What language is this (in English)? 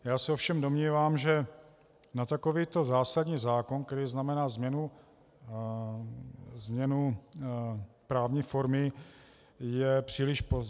Czech